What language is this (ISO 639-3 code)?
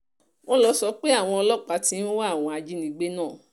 yor